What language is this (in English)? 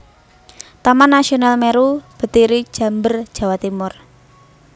Javanese